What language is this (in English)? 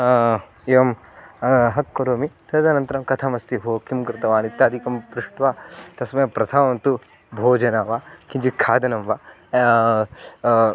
Sanskrit